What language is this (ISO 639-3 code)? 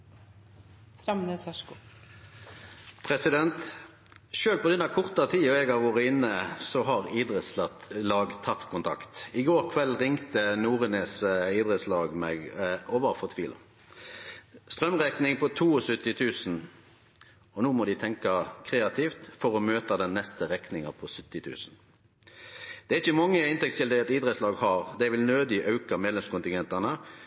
nor